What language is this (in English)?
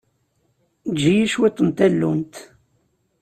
Kabyle